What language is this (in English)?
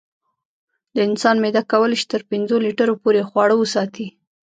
Pashto